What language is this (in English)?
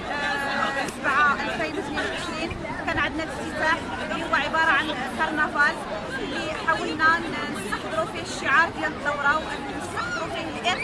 Arabic